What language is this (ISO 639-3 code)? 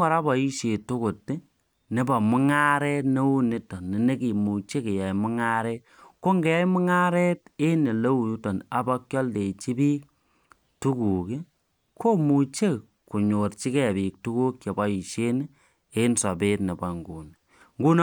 kln